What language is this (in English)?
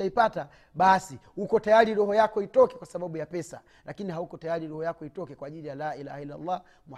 Swahili